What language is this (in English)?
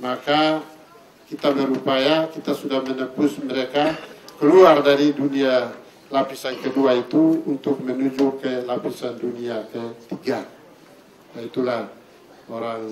Indonesian